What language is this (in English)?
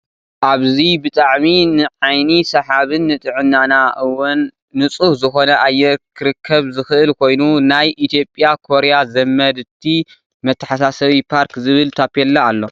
Tigrinya